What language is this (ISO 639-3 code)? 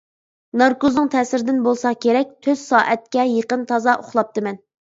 uig